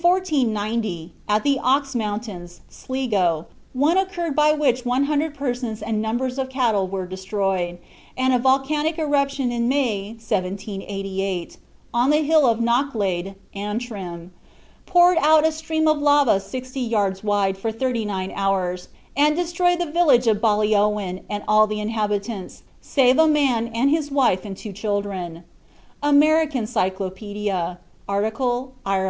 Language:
English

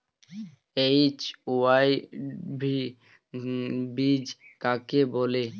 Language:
Bangla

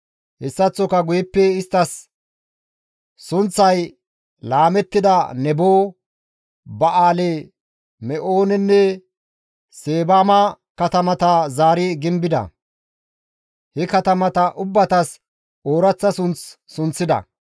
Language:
Gamo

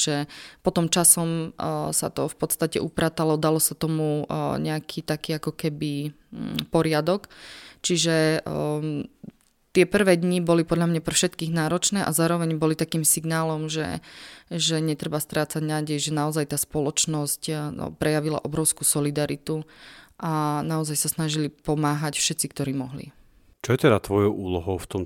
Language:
Slovak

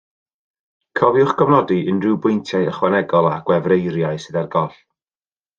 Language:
Welsh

